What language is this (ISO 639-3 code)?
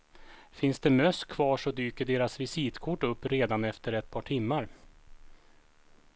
swe